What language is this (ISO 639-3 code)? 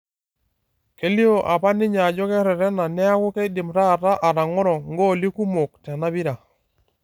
mas